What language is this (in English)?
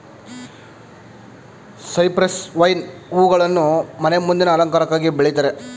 Kannada